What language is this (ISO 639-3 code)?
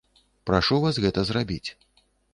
bel